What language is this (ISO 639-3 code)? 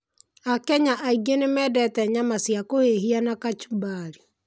kik